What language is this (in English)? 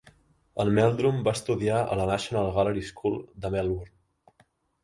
Catalan